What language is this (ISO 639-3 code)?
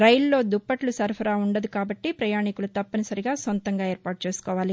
tel